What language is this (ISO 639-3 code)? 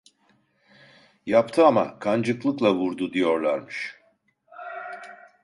tur